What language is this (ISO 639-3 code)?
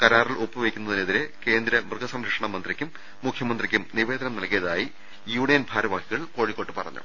mal